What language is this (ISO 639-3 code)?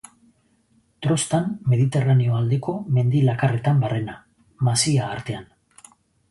eus